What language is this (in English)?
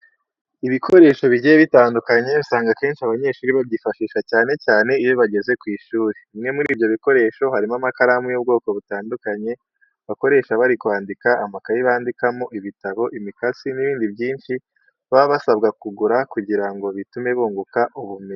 Kinyarwanda